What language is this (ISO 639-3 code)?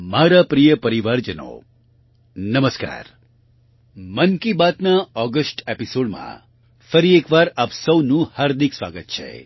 guj